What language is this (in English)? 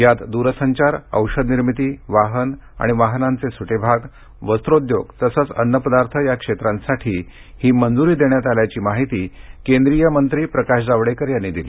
Marathi